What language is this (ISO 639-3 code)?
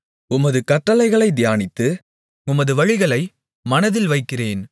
tam